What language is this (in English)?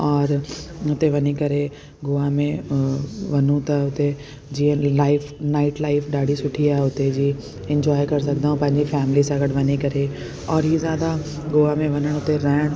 Sindhi